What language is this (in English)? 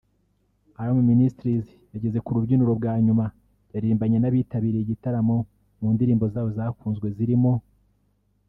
Kinyarwanda